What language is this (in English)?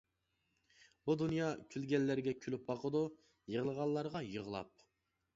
Uyghur